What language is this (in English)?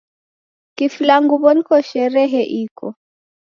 Taita